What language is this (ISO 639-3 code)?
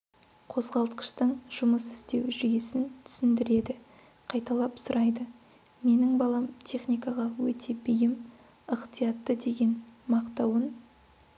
kaz